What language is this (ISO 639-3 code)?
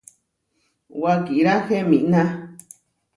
var